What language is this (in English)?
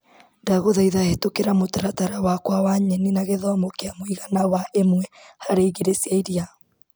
Kikuyu